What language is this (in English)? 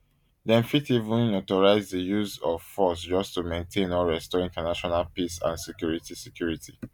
Nigerian Pidgin